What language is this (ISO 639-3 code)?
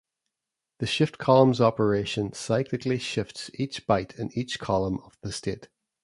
eng